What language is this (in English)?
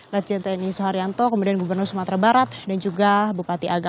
Indonesian